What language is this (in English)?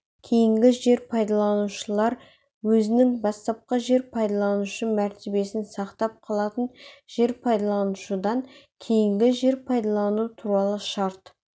Kazakh